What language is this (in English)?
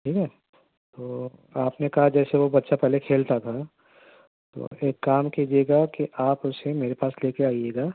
Urdu